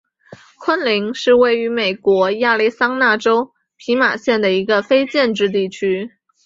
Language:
Chinese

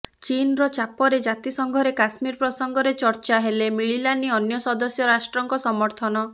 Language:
Odia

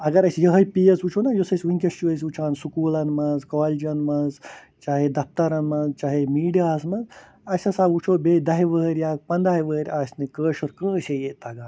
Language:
Kashmiri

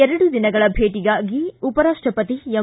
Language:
Kannada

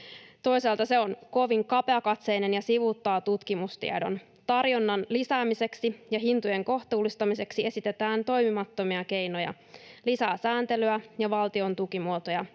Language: Finnish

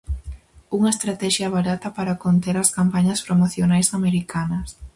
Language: Galician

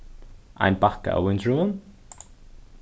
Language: Faroese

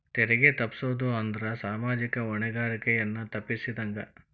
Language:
Kannada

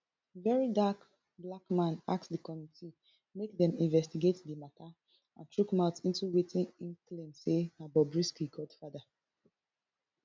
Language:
Nigerian Pidgin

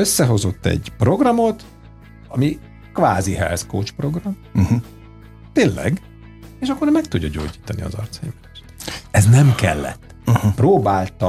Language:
Hungarian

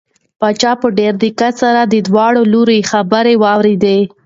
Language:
Pashto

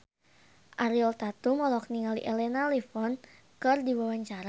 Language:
Sundanese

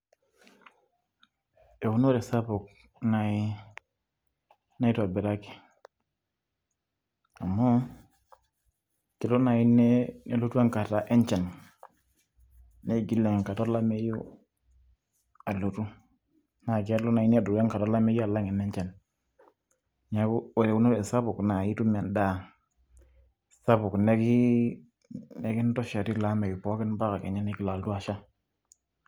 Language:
Masai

